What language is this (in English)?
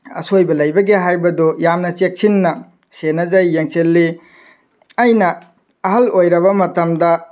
Manipuri